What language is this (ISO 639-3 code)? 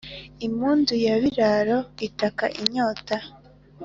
kin